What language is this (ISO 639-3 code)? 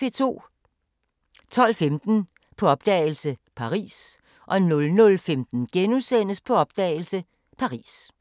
dan